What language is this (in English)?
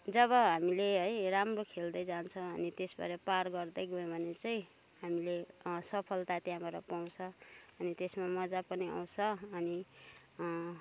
Nepali